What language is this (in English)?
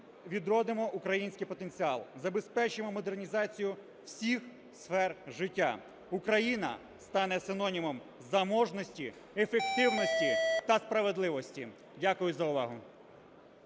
Ukrainian